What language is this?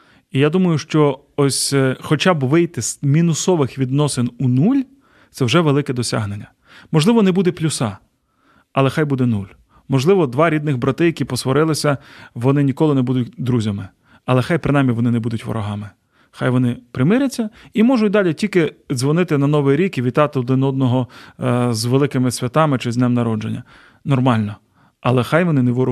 Ukrainian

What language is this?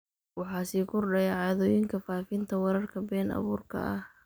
Somali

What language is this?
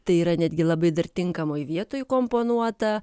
Lithuanian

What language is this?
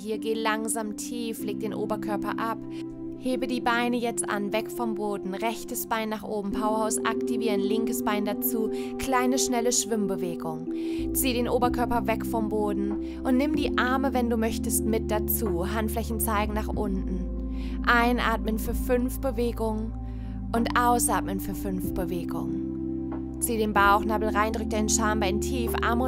German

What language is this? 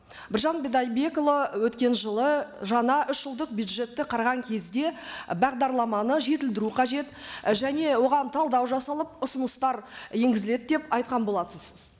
Kazakh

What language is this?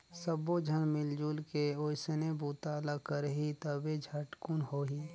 Chhattisgarhi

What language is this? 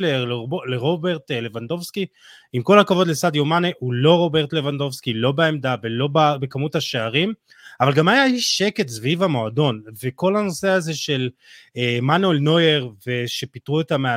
Hebrew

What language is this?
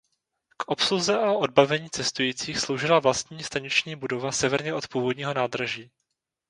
Czech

